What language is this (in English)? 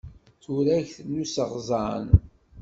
Kabyle